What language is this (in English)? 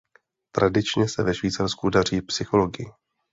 Czech